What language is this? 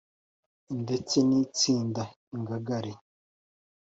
Kinyarwanda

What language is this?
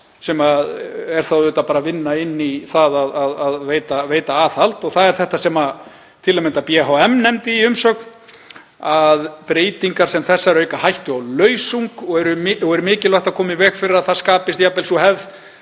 Icelandic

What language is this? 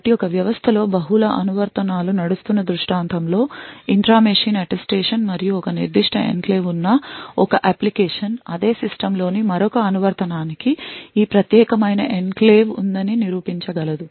Telugu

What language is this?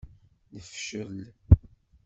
Kabyle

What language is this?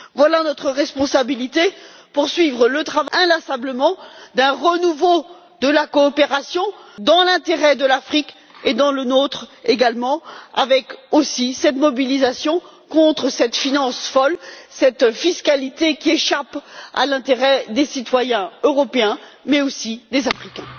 French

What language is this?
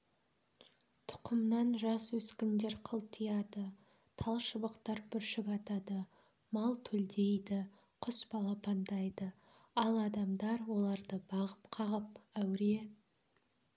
Kazakh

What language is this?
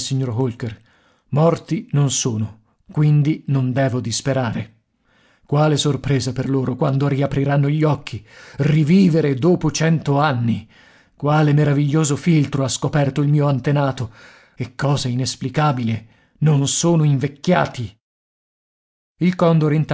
Italian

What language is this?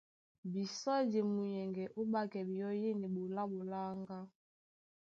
Duala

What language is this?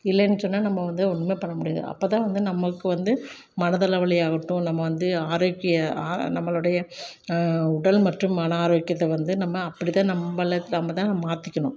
Tamil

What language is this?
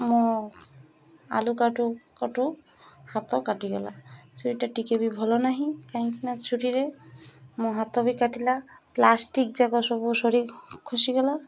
Odia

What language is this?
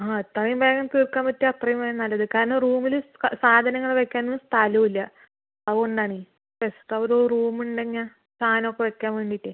Malayalam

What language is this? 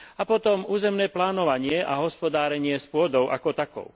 Slovak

